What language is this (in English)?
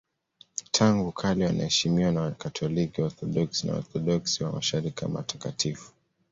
Swahili